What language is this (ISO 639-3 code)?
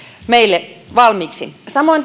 fin